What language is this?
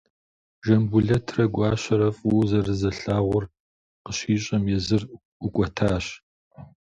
Kabardian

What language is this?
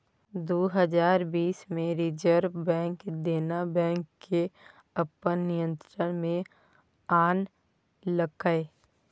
Maithili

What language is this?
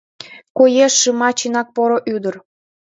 Mari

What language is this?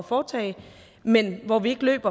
Danish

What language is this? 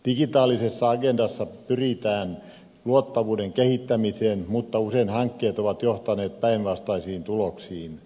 Finnish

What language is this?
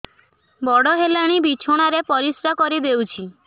Odia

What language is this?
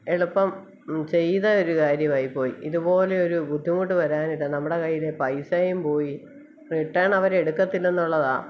Malayalam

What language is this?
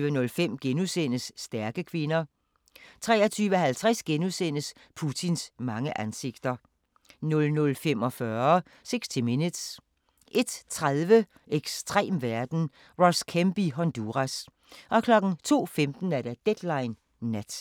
Danish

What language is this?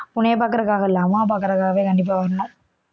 Tamil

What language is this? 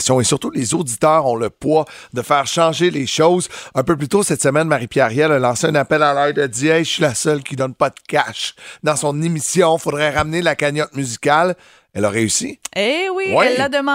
French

